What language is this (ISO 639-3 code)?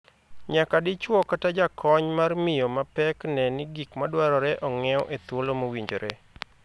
luo